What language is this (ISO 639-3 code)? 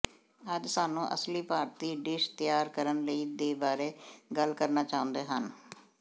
pan